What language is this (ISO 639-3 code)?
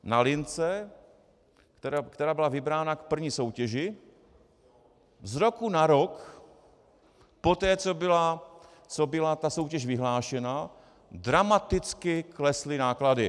ces